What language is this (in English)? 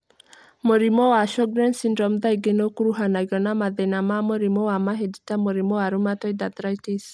Kikuyu